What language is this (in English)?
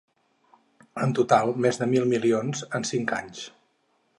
Catalan